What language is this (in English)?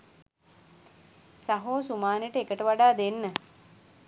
Sinhala